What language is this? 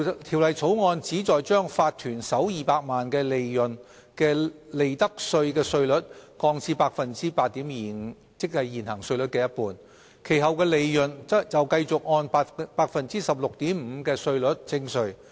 Cantonese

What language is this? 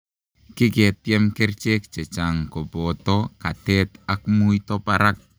Kalenjin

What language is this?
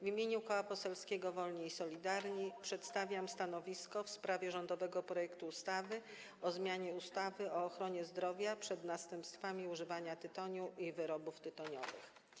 Polish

